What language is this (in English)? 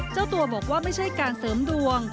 Thai